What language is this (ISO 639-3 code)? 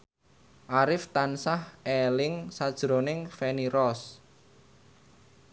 jav